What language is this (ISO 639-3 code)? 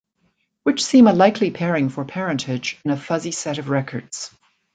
eng